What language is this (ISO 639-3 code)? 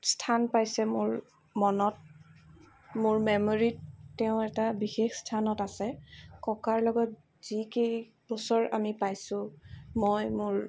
asm